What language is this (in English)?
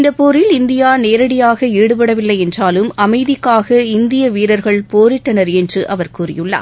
Tamil